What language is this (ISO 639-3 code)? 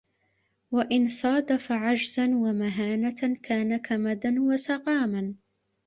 ara